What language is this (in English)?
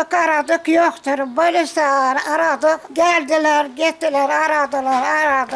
Turkish